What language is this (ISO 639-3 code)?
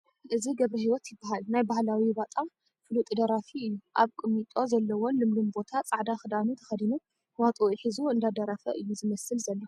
tir